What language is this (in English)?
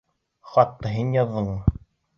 Bashkir